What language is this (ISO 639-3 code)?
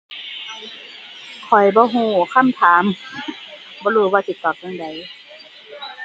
tha